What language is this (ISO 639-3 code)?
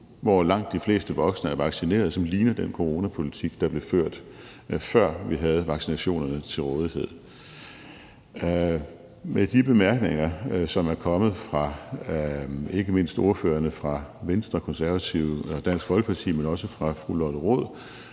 dan